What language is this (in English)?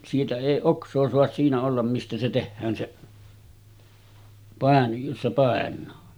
Finnish